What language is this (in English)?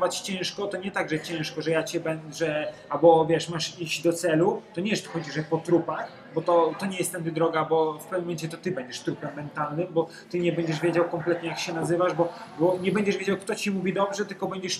Polish